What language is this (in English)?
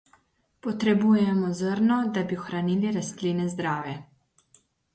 Slovenian